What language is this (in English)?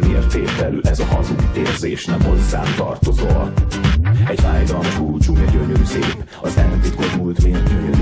Hungarian